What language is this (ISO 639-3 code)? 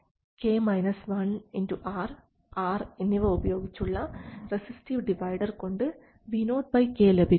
mal